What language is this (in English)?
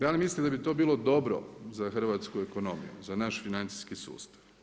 Croatian